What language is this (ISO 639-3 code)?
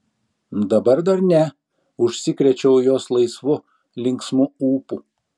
lit